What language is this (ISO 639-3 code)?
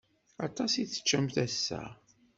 kab